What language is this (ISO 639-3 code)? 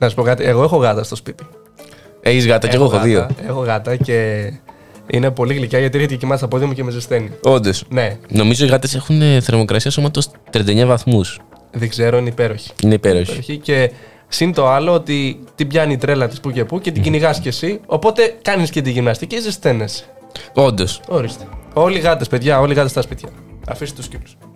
ell